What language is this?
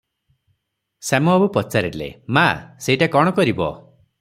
Odia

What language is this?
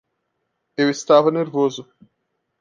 Portuguese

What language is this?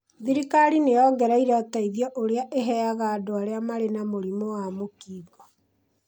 Kikuyu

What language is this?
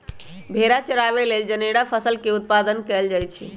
Magahi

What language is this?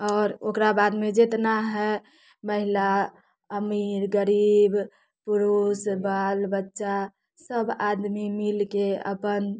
Maithili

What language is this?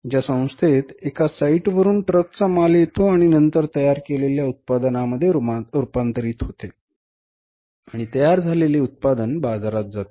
Marathi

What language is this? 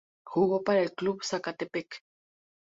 Spanish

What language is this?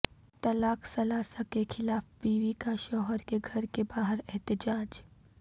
Urdu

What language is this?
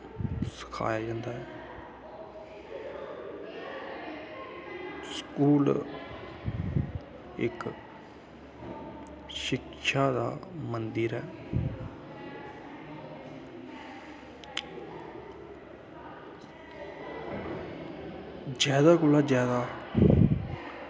Dogri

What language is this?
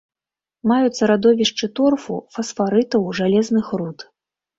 Belarusian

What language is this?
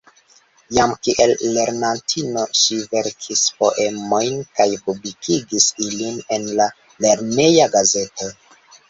Esperanto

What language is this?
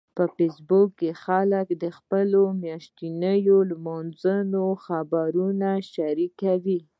Pashto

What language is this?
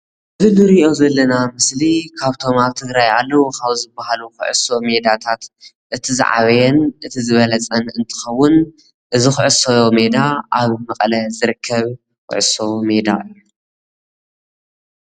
Tigrinya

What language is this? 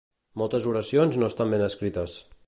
Catalan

